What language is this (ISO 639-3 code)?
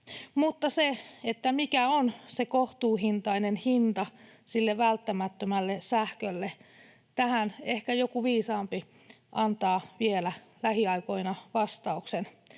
fin